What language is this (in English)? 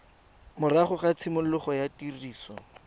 Tswana